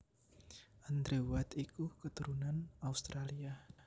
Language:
Javanese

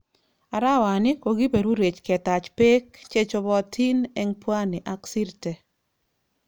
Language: Kalenjin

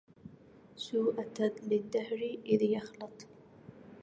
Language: Arabic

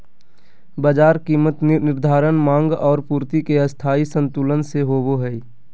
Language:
Magahi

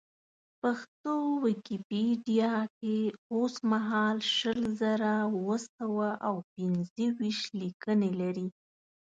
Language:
Pashto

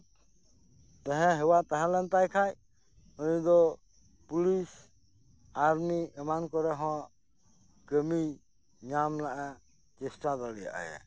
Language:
Santali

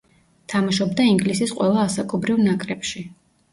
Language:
Georgian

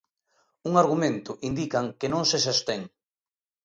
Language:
Galician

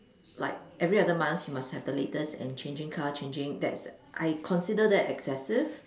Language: English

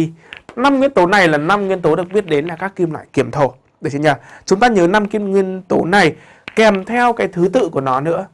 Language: Vietnamese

